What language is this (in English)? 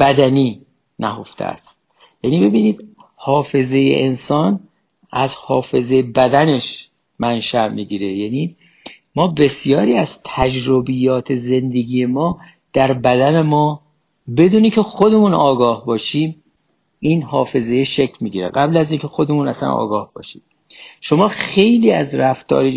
Persian